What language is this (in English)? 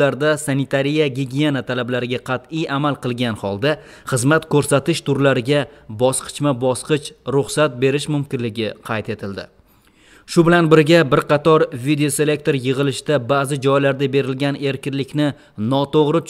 Turkish